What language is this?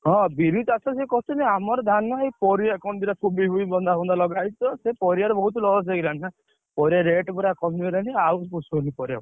Odia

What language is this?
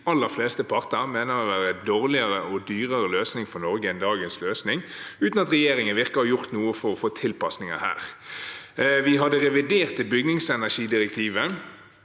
Norwegian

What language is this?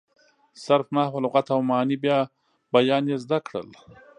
Pashto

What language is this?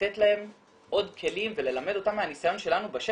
Hebrew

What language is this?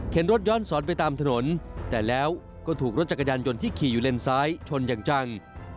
Thai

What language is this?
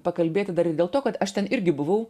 Lithuanian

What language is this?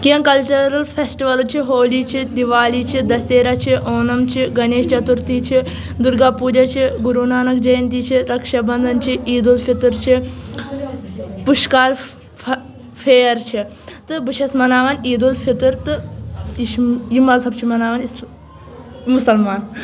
Kashmiri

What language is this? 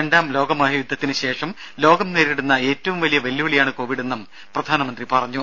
Malayalam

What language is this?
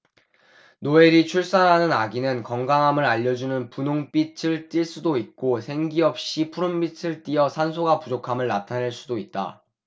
Korean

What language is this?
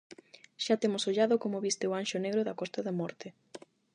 Galician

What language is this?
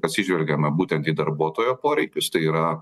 Lithuanian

